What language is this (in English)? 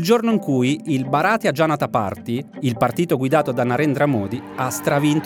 Italian